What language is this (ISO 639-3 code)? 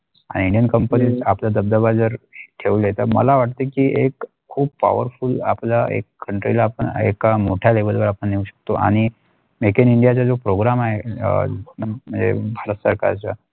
mar